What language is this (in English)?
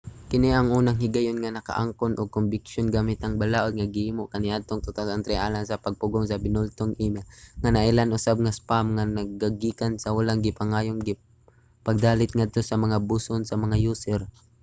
Cebuano